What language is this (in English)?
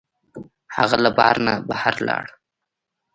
Pashto